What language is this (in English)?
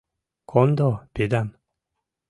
Mari